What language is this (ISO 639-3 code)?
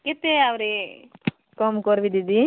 ori